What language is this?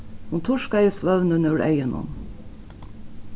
Faroese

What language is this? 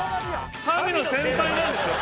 Japanese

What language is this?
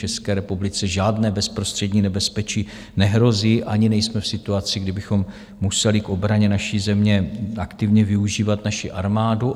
Czech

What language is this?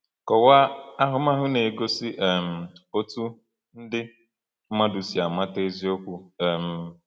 Igbo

